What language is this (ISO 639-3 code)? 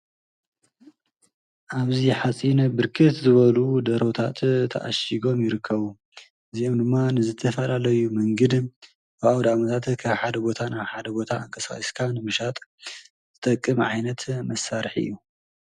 tir